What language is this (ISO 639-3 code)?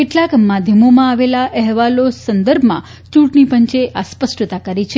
guj